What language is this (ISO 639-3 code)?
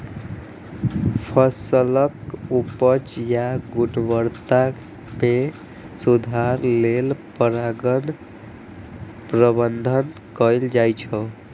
mai